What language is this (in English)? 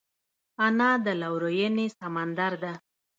Pashto